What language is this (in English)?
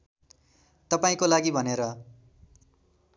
Nepali